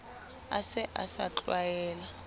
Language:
Southern Sotho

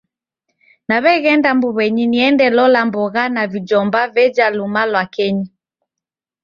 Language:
Taita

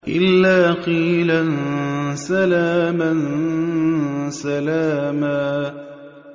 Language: Arabic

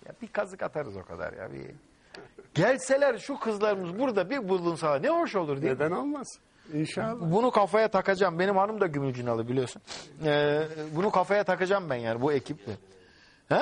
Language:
Turkish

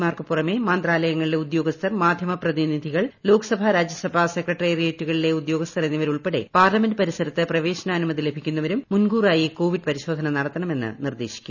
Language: Malayalam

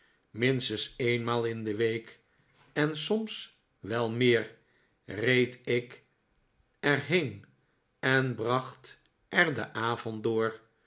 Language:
Dutch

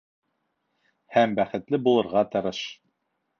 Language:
Bashkir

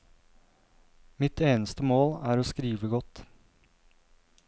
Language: Norwegian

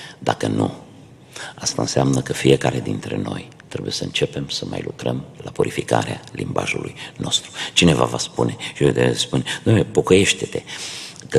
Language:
Romanian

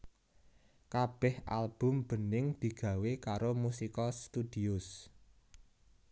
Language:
Javanese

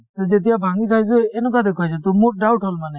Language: Assamese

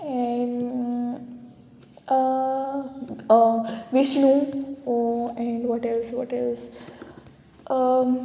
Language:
Konkani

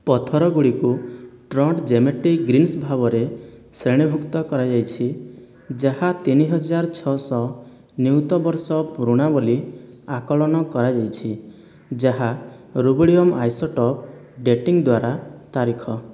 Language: Odia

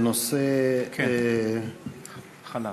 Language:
Hebrew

